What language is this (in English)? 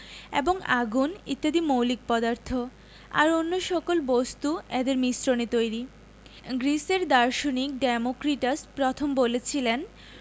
Bangla